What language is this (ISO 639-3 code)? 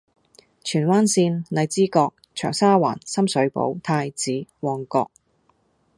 yue